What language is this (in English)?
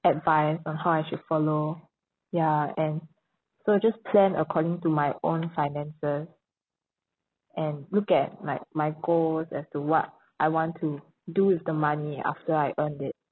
English